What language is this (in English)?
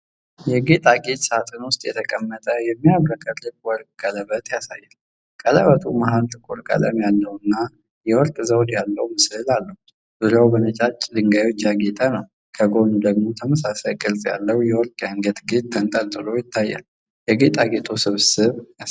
Amharic